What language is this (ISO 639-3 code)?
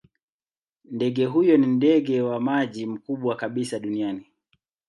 swa